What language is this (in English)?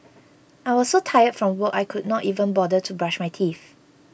English